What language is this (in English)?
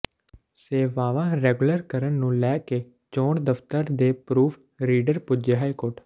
Punjabi